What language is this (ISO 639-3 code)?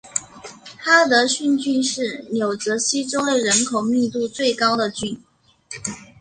zho